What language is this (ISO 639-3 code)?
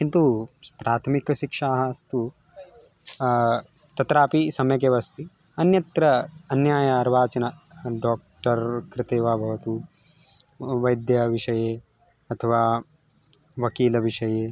san